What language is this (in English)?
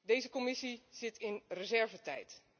Dutch